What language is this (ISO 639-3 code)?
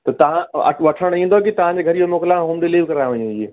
snd